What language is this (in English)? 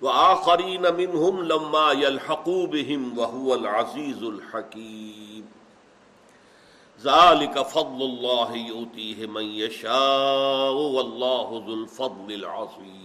Urdu